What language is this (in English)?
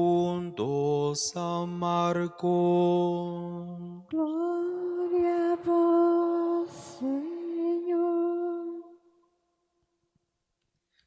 Spanish